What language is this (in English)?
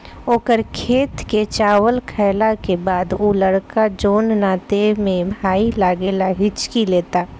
Bhojpuri